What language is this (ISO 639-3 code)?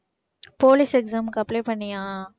tam